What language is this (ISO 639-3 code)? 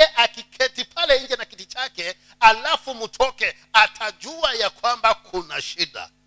swa